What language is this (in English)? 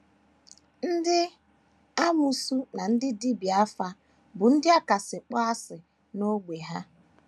Igbo